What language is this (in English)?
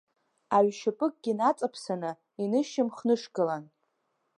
Abkhazian